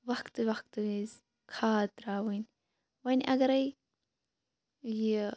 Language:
Kashmiri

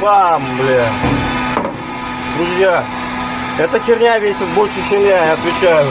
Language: Russian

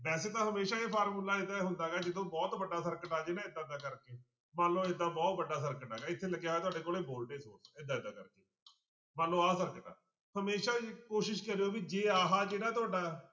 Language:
Punjabi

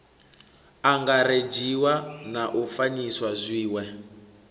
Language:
Venda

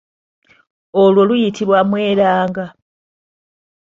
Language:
Ganda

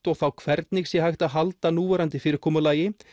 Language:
Icelandic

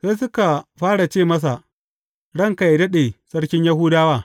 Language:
Hausa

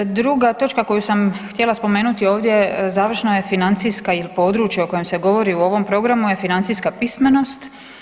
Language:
Croatian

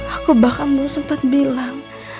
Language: Indonesian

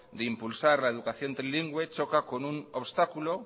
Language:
Spanish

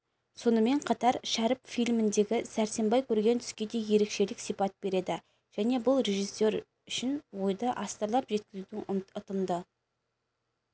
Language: Kazakh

